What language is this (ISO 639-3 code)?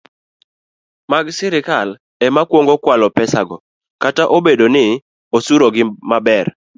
luo